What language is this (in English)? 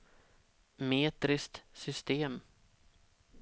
Swedish